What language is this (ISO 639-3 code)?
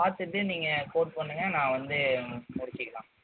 tam